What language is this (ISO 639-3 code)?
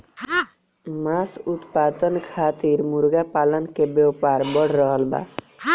bho